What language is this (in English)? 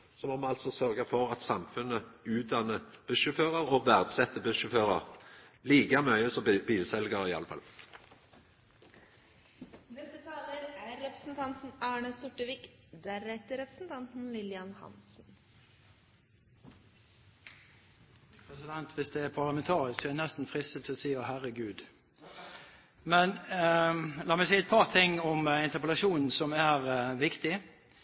Norwegian